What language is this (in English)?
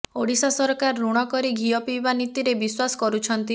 Odia